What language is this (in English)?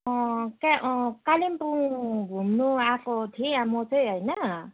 Nepali